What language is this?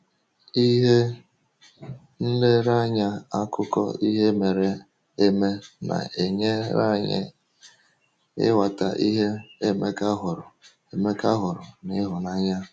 Igbo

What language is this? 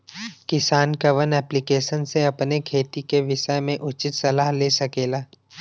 Bhojpuri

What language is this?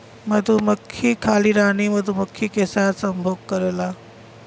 Bhojpuri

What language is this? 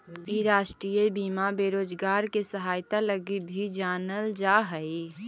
Magahi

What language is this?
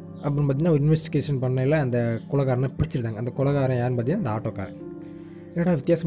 Tamil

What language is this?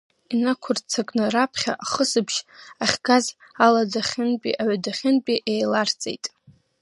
Abkhazian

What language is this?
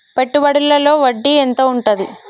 Telugu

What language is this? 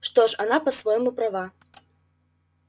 Russian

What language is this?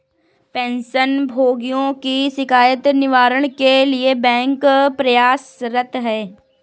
Hindi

